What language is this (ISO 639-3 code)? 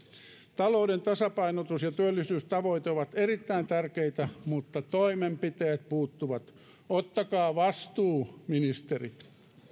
fin